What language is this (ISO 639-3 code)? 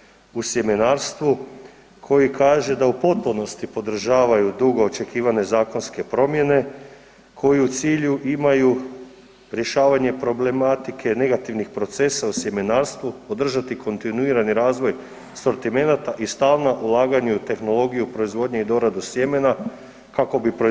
hrv